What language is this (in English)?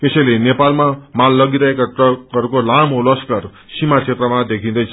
Nepali